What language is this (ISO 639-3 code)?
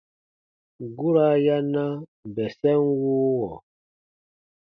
bba